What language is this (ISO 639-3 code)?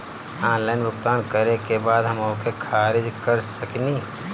bho